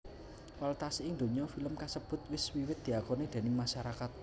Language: Javanese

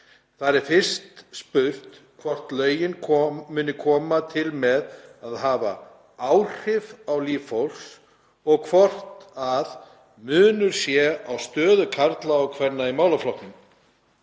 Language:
Icelandic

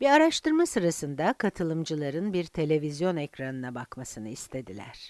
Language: Turkish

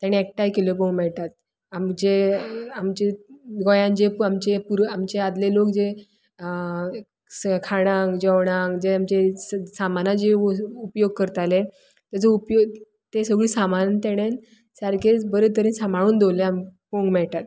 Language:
Konkani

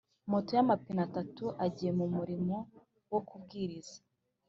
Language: Kinyarwanda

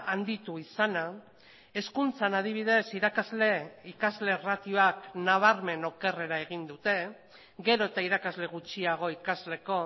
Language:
Basque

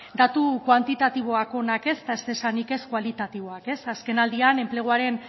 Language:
Basque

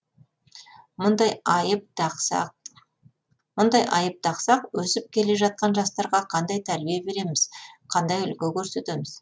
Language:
Kazakh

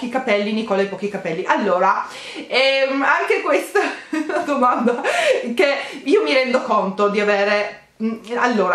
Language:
Italian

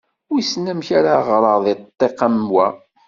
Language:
Kabyle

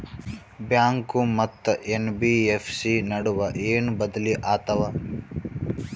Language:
Kannada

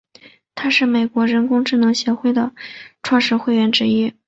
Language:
Chinese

